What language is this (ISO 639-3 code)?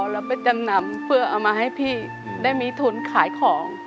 tha